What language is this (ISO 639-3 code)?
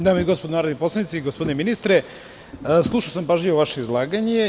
srp